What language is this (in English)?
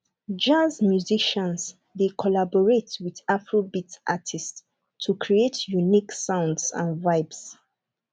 Nigerian Pidgin